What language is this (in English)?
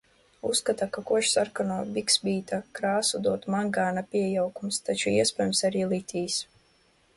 Latvian